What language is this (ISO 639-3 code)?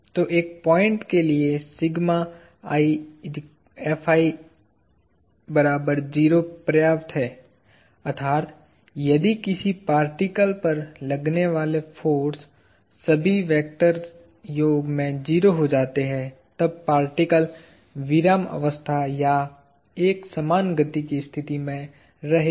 hin